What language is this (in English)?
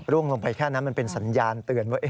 Thai